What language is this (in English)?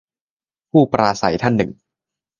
Thai